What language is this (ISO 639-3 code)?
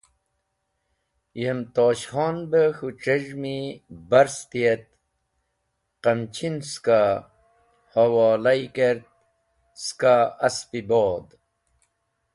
wbl